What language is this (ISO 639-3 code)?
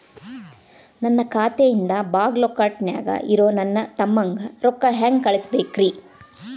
kan